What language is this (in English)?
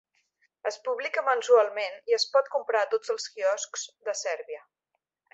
Catalan